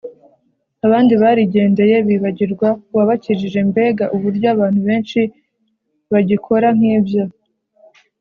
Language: Kinyarwanda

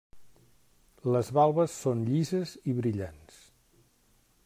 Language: Catalan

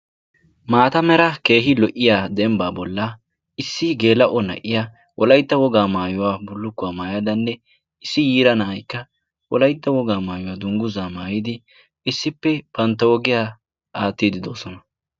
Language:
Wolaytta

